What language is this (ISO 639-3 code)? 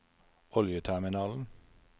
nor